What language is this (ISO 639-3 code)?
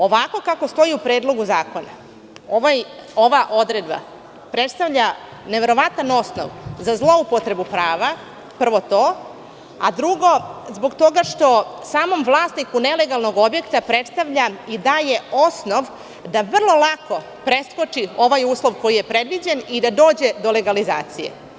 srp